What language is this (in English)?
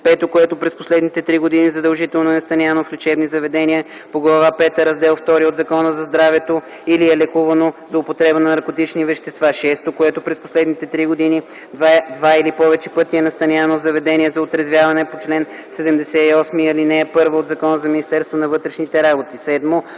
Bulgarian